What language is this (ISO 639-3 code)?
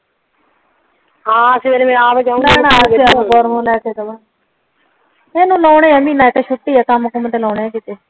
pan